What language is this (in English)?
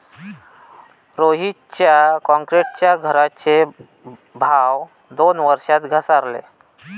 Marathi